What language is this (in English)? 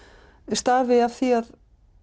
Icelandic